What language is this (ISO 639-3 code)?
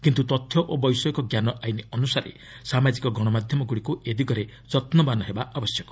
ori